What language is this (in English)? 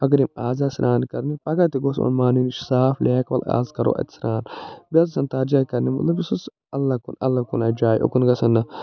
Kashmiri